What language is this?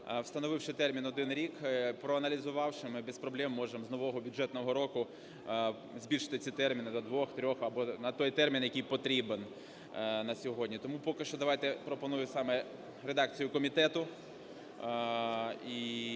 Ukrainian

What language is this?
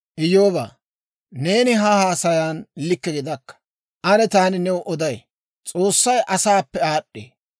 Dawro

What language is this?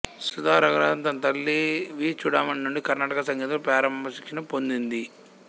Telugu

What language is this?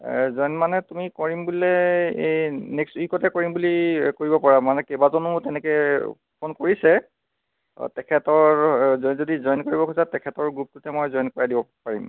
Assamese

